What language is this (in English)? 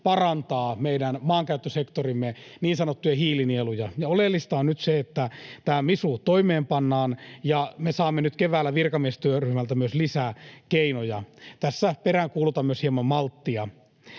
Finnish